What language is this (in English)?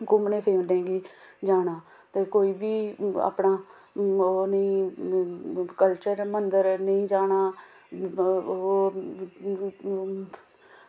Dogri